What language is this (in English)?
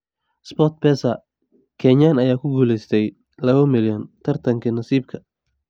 Somali